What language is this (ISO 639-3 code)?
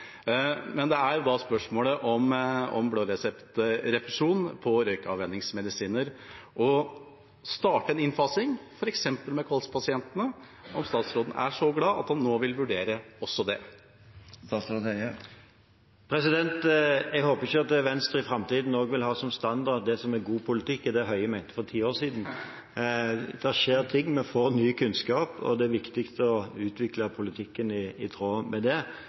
nor